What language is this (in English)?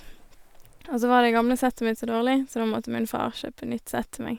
Norwegian